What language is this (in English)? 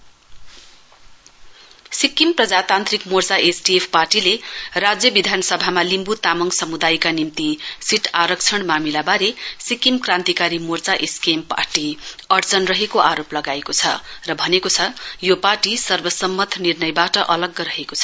Nepali